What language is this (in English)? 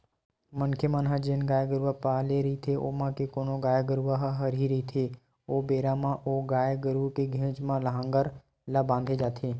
Chhattisgarhi